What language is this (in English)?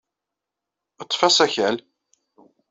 Kabyle